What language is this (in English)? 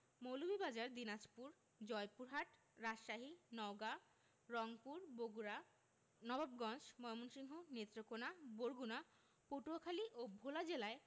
Bangla